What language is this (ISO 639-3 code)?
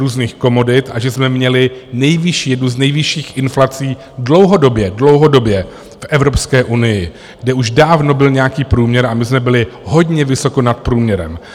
ces